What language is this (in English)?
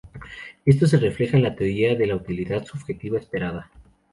Spanish